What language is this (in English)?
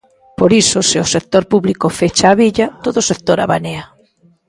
Galician